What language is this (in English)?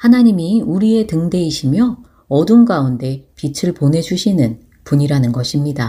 Korean